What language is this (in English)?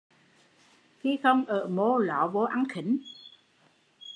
Vietnamese